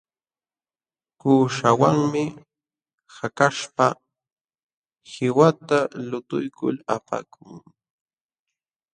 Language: Jauja Wanca Quechua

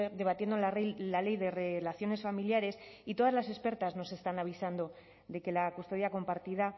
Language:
Spanish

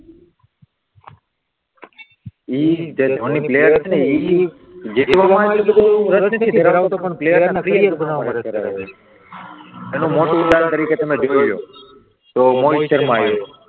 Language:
Gujarati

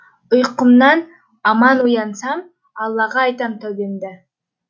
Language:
Kazakh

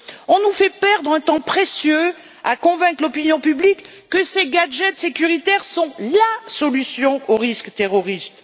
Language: French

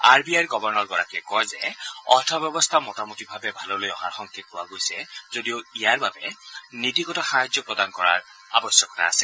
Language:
Assamese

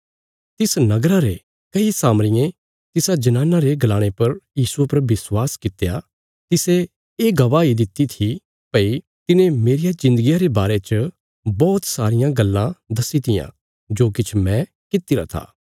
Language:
Bilaspuri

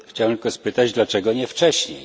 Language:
Polish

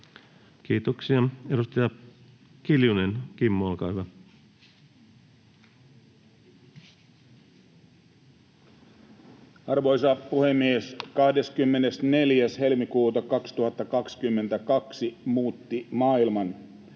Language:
Finnish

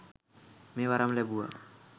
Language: Sinhala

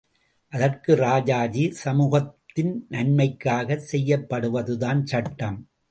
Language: Tamil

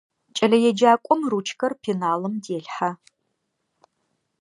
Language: Adyghe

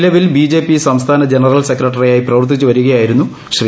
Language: Malayalam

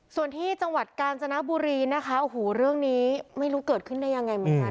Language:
Thai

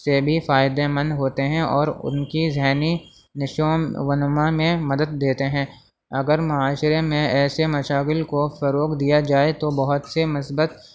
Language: Urdu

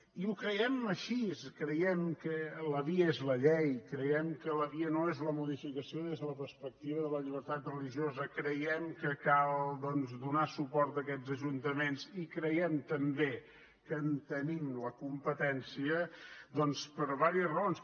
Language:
Catalan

